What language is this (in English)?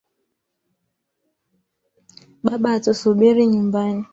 Swahili